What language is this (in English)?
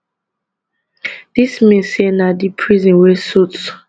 Nigerian Pidgin